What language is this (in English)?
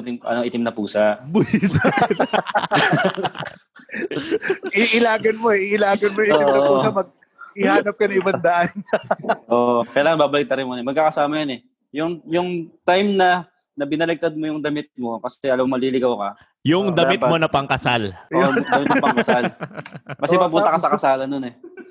Filipino